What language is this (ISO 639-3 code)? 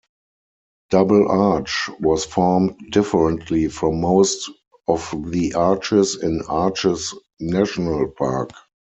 eng